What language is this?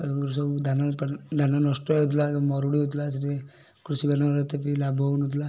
Odia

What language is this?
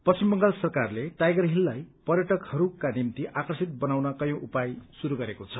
Nepali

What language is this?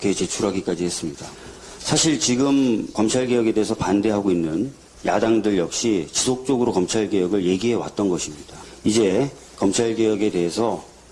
Korean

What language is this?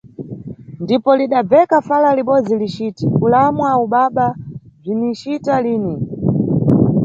Nyungwe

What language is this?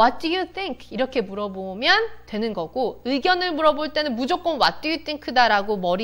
Korean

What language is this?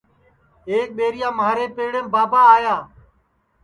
Sansi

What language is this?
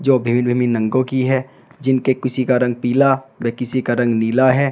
Hindi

